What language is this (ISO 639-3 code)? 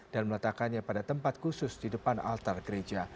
ind